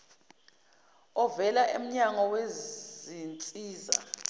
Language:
Zulu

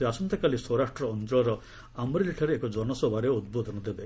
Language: Odia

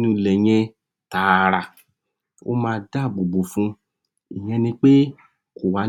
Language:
Yoruba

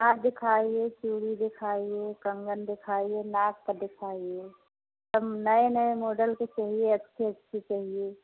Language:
Hindi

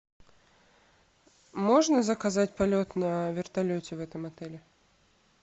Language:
Russian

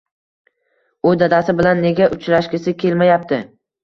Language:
Uzbek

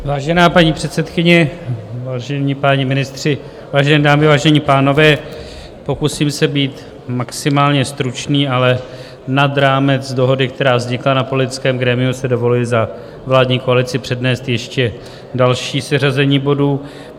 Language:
Czech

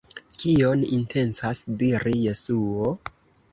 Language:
Esperanto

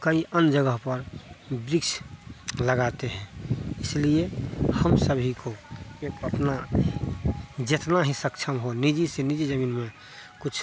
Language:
Hindi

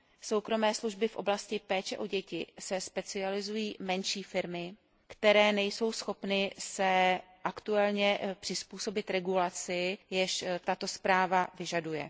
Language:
Czech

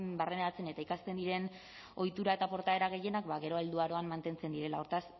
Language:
Basque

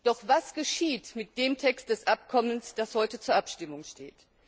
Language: German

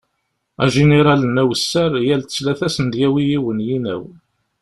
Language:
Kabyle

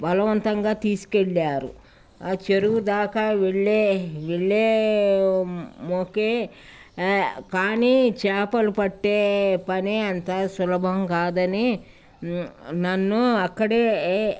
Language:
Telugu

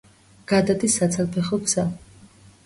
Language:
Georgian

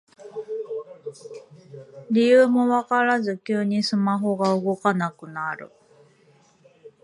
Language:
Japanese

